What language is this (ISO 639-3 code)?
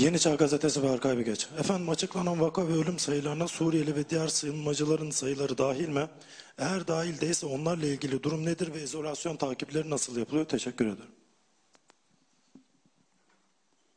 tur